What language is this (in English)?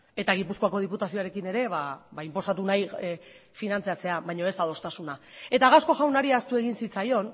Basque